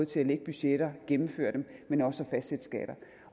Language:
Danish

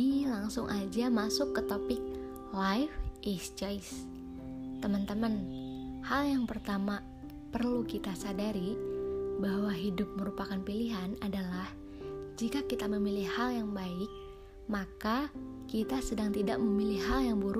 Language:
Indonesian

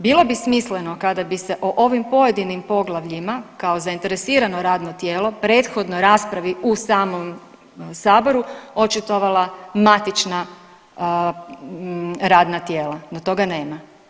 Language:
Croatian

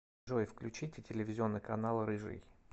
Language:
Russian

